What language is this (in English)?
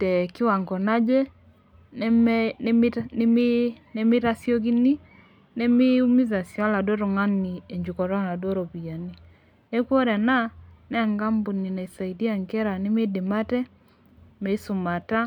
Masai